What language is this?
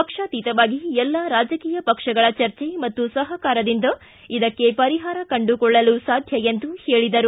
Kannada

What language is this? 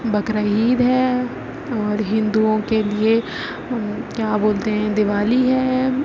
Urdu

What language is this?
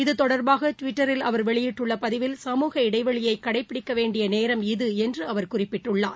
Tamil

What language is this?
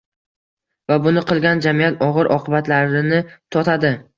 Uzbek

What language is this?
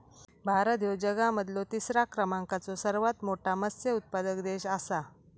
Marathi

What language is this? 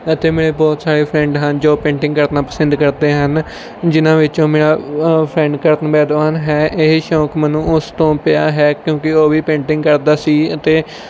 Punjabi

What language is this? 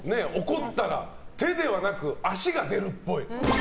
Japanese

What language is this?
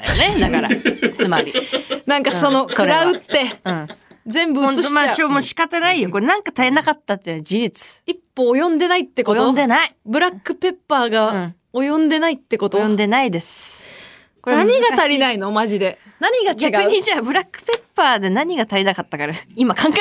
Japanese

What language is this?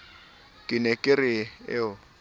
Southern Sotho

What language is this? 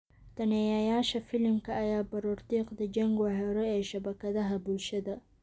Somali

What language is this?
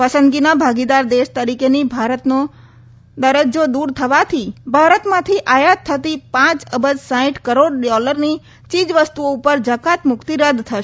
Gujarati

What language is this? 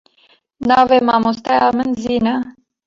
Kurdish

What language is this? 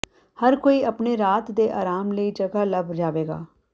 Punjabi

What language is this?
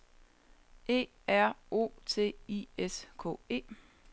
Danish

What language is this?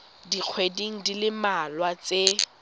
Tswana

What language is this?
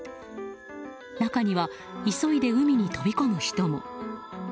Japanese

